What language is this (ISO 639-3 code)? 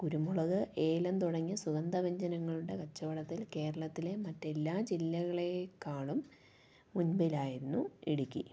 mal